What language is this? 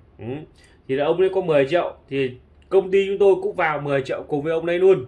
Vietnamese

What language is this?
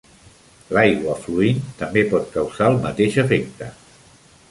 Catalan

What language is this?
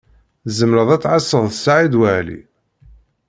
Kabyle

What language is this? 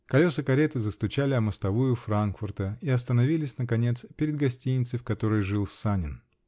Russian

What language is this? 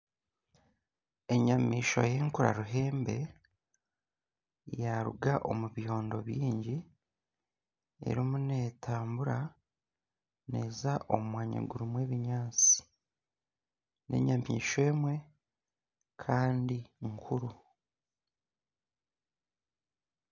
Nyankole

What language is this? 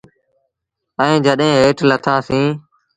Sindhi Bhil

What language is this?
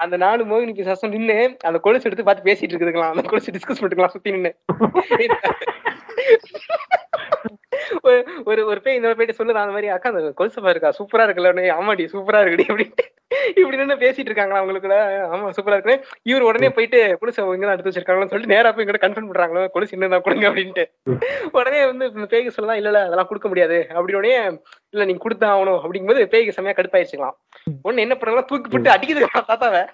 Tamil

